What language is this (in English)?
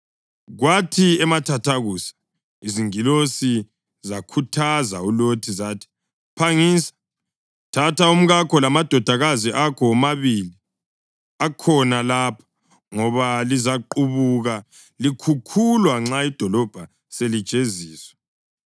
North Ndebele